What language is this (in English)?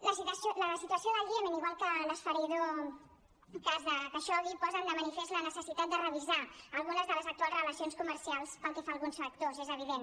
Catalan